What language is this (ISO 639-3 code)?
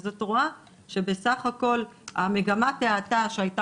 heb